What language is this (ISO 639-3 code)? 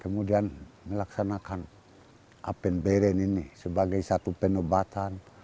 ind